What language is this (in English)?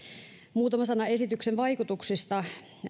Finnish